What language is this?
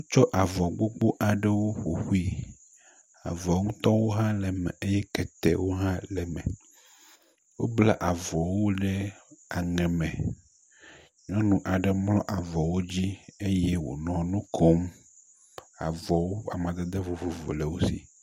Ewe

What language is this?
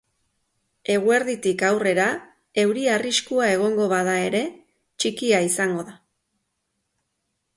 Basque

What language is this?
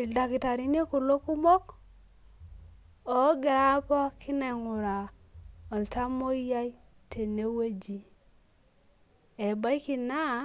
Masai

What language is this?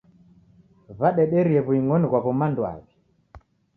Taita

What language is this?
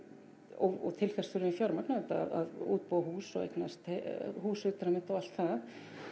Icelandic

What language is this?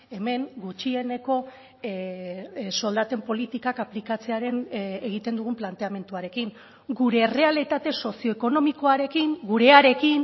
Basque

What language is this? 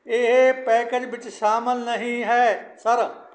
Punjabi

